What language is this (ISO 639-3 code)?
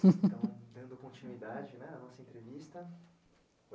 por